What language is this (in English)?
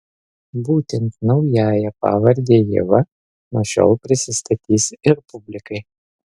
Lithuanian